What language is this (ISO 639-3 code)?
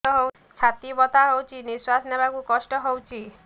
ori